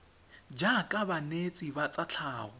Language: Tswana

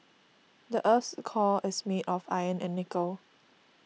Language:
English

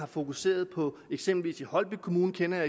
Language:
Danish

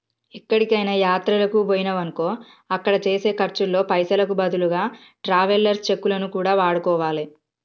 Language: Telugu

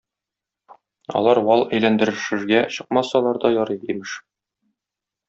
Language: Tatar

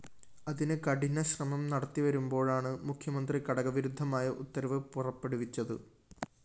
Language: Malayalam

